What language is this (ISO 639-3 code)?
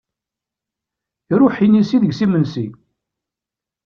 kab